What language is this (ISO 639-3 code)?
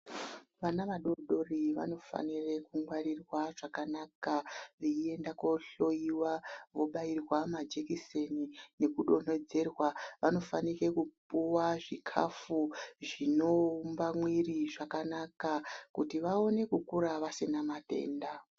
ndc